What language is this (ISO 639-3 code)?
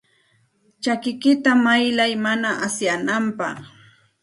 qxt